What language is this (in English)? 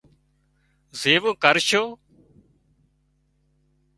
Wadiyara Koli